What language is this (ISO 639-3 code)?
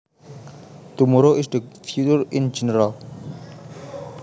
jav